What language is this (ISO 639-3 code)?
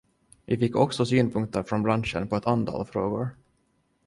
swe